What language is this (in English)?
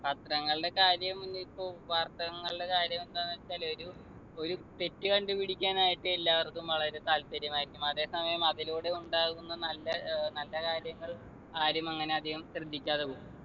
Malayalam